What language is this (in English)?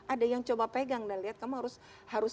Indonesian